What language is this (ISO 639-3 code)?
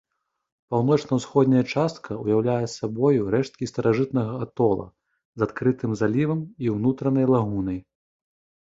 bel